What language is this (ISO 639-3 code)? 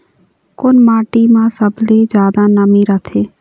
hne